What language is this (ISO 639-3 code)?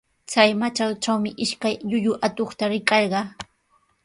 qws